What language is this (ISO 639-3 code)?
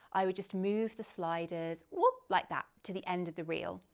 eng